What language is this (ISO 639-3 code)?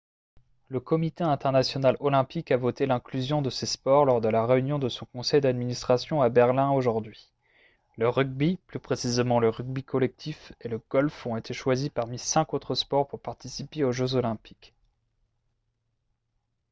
fra